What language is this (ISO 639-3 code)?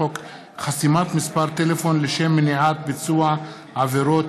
heb